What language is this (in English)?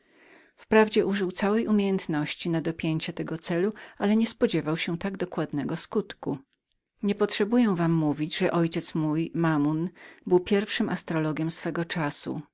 Polish